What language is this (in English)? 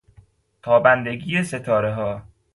Persian